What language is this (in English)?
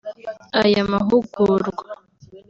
Kinyarwanda